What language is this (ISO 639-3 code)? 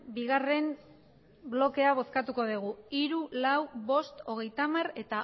eus